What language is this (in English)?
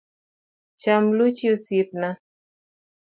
Luo (Kenya and Tanzania)